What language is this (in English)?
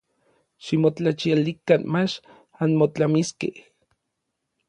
Orizaba Nahuatl